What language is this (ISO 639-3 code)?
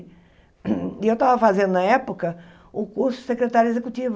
por